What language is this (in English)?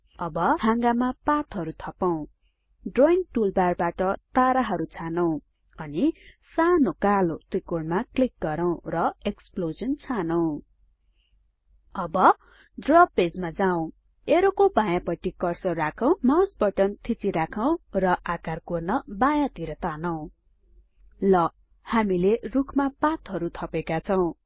Nepali